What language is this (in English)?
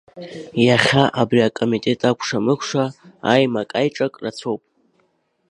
Abkhazian